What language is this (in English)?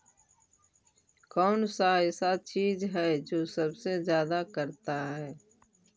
Magahi